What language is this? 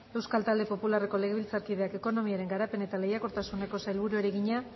Basque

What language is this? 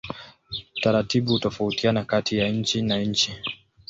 Swahili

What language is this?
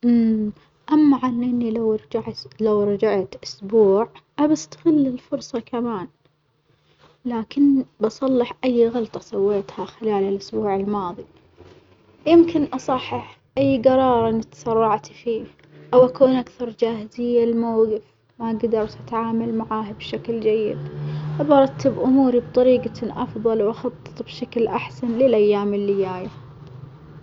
Omani Arabic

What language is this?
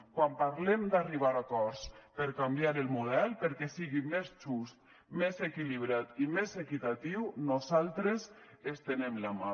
Catalan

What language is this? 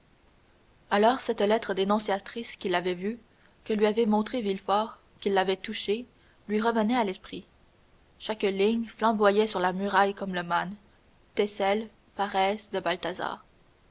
French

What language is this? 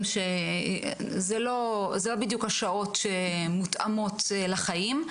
Hebrew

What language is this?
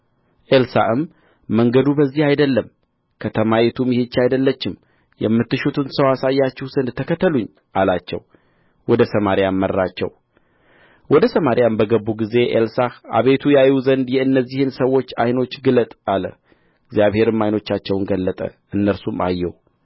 Amharic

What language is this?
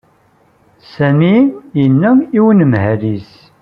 Kabyle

